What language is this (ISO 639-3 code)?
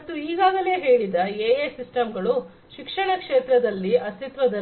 kan